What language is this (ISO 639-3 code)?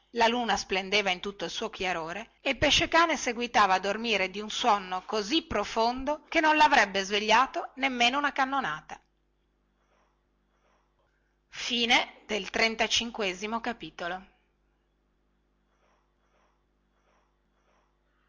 ita